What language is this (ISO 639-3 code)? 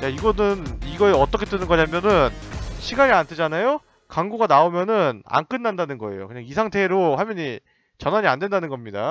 kor